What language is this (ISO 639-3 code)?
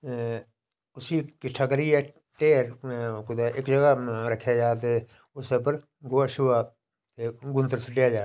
doi